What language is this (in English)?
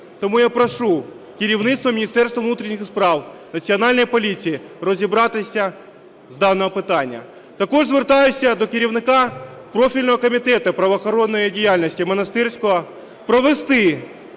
Ukrainian